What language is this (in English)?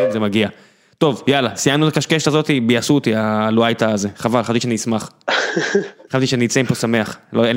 Hebrew